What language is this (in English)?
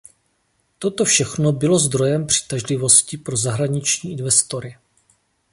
Czech